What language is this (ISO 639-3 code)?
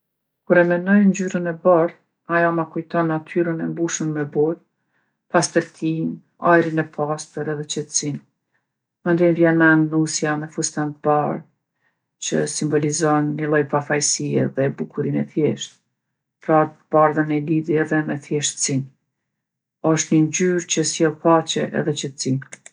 aln